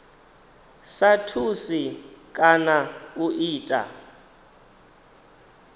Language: Venda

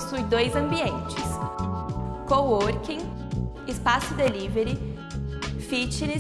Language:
Portuguese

